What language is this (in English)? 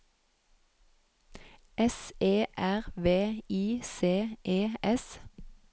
Norwegian